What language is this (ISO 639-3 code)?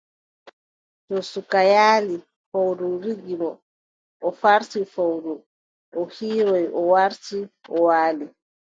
fub